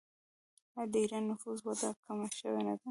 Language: Pashto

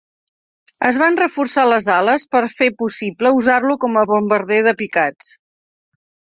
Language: Catalan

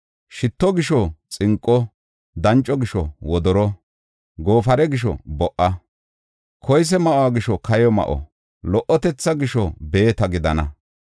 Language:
Gofa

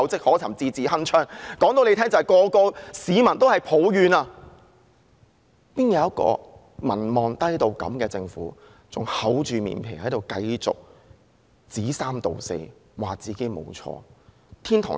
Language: Cantonese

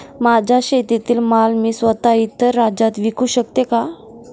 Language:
Marathi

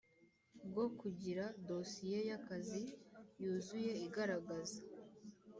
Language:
Kinyarwanda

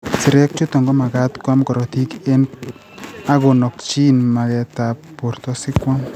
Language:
Kalenjin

